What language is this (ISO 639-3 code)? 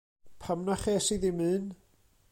cym